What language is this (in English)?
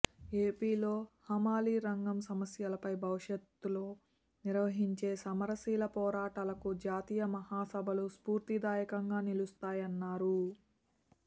Telugu